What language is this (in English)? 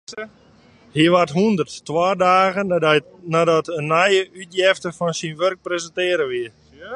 Western Frisian